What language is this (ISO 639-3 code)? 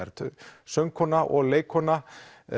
isl